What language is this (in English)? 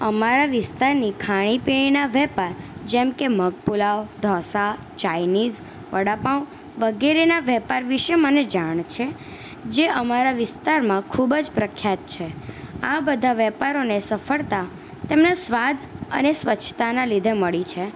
Gujarati